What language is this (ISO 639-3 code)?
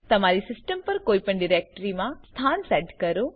guj